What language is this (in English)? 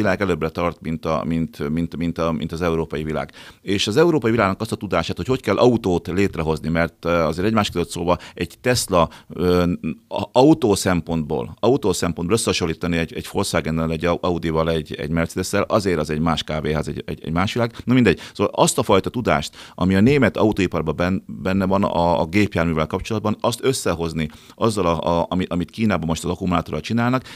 Hungarian